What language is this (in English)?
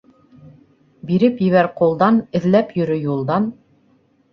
Bashkir